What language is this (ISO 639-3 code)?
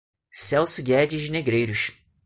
por